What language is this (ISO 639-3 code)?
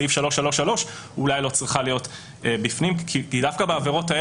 heb